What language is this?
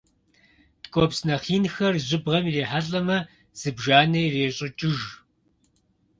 Kabardian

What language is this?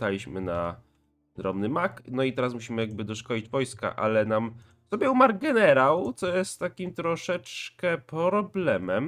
Polish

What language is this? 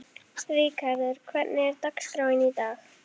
Icelandic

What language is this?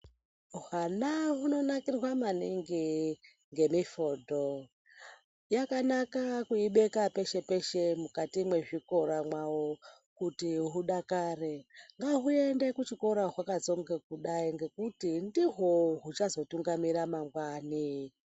Ndau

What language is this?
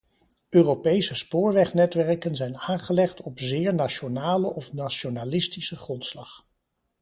Dutch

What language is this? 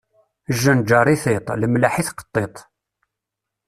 Kabyle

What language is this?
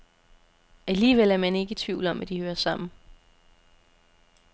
Danish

